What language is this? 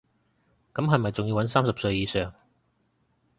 Cantonese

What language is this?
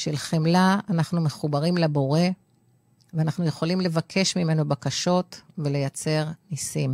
Hebrew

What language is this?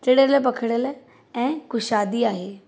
Sindhi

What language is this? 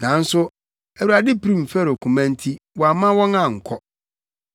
Akan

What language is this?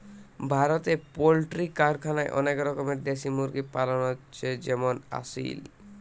Bangla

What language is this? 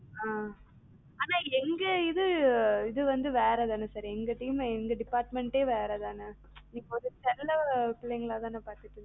Tamil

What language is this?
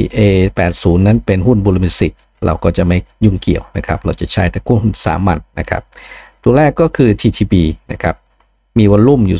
Thai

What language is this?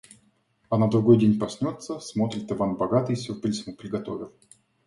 Russian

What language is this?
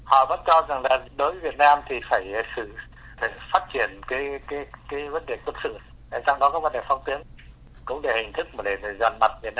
Vietnamese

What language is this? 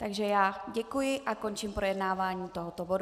Czech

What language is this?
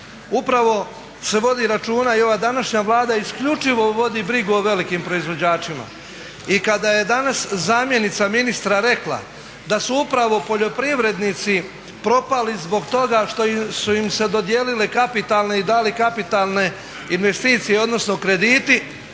Croatian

